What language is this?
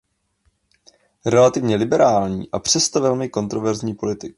Czech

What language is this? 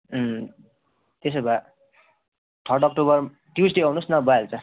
Nepali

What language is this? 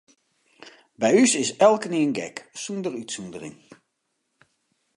Western Frisian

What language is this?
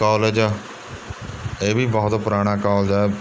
Punjabi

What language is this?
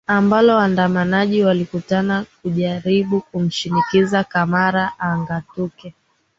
Swahili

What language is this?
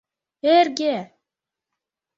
Mari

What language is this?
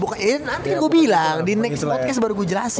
Indonesian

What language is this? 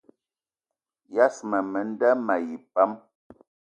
Eton (Cameroon)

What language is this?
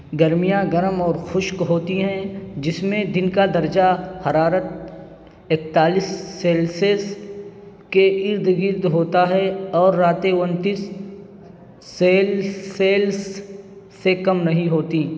Urdu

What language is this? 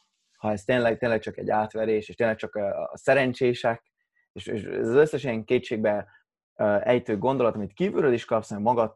Hungarian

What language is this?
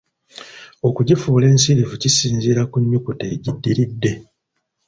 Ganda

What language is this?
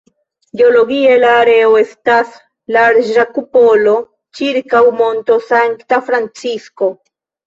Esperanto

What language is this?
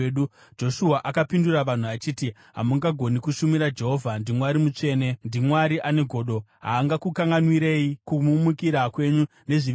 Shona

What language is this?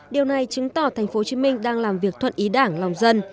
Vietnamese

